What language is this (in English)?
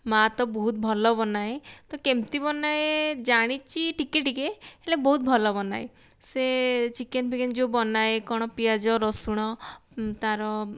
Odia